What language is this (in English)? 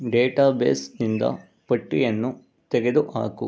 Kannada